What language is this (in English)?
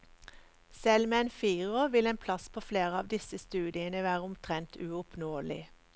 Norwegian